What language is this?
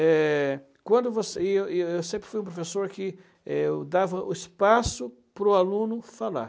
Portuguese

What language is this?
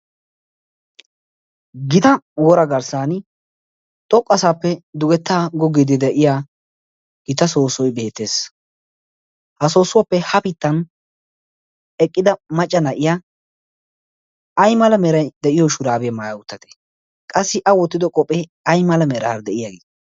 Wolaytta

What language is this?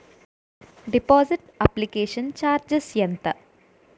Telugu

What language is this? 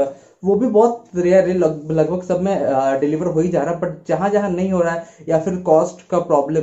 Hindi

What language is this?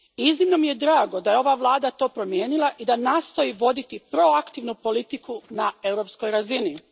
Croatian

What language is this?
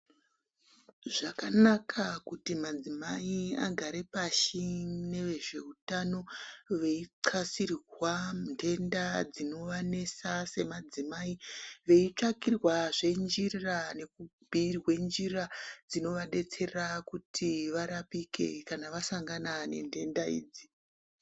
Ndau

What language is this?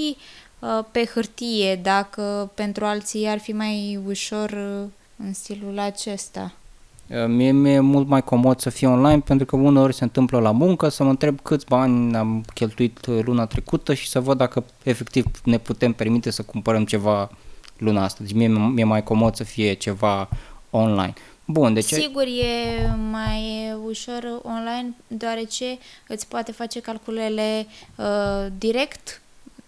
Romanian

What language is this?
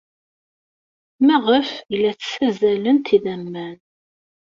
Kabyle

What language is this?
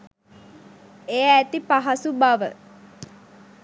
Sinhala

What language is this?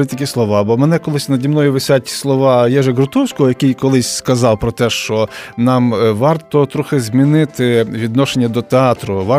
Ukrainian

